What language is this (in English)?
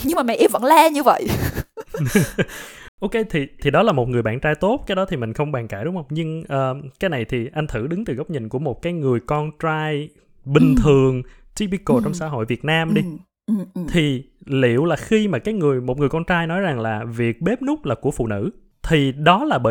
Vietnamese